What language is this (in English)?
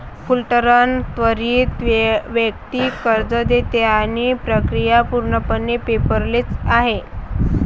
Marathi